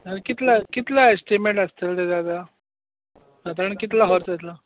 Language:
Konkani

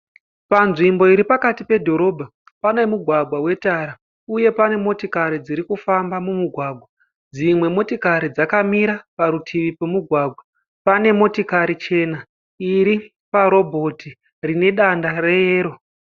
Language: Shona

